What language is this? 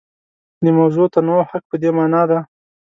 Pashto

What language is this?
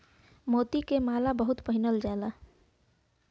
Bhojpuri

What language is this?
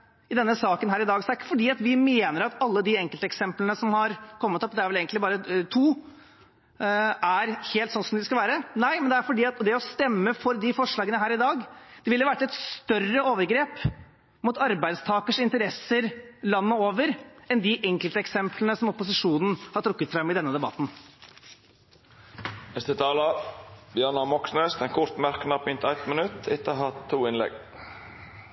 Norwegian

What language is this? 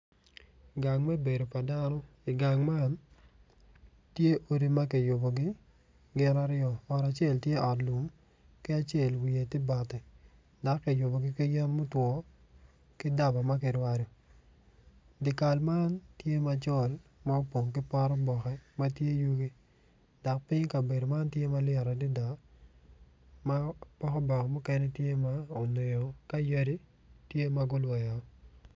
Acoli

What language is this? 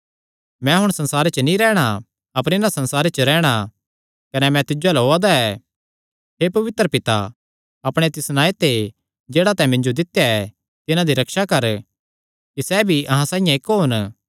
Kangri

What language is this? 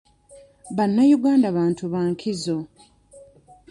Ganda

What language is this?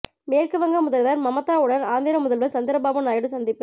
Tamil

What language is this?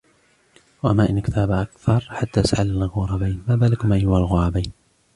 Arabic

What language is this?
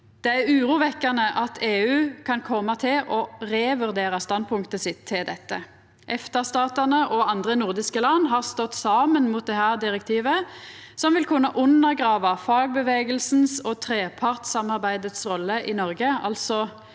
Norwegian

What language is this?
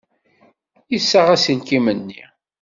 Kabyle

